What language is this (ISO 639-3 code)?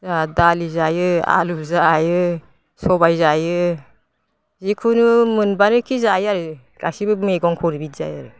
brx